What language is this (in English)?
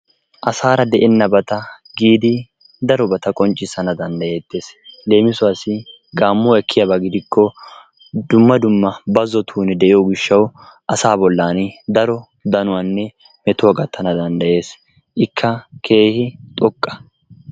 Wolaytta